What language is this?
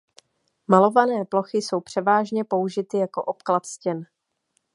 Czech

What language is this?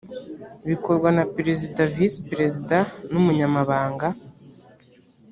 Kinyarwanda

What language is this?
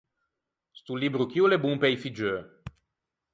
Ligurian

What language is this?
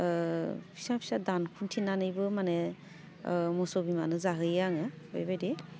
Bodo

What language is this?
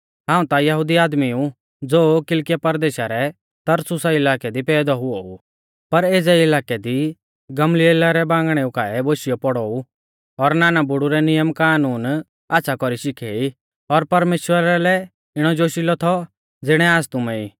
Mahasu Pahari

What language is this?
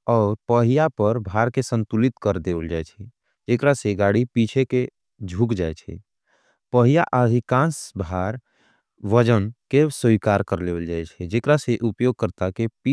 Angika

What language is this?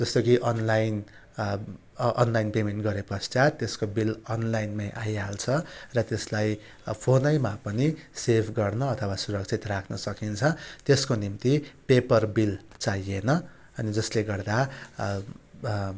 Nepali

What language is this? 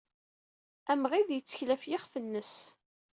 Kabyle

